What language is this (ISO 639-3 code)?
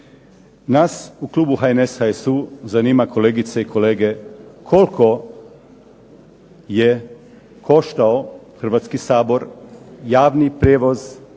hrv